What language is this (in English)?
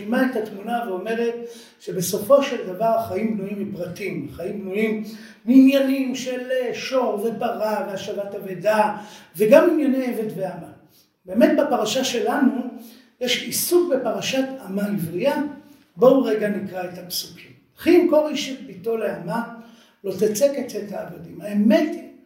Hebrew